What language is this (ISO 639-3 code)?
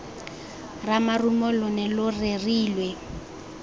tsn